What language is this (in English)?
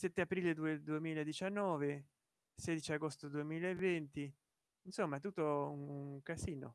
Italian